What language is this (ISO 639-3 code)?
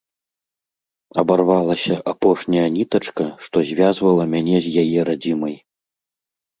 bel